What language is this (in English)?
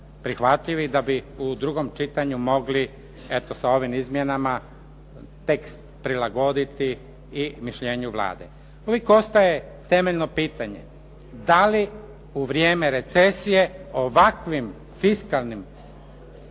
Croatian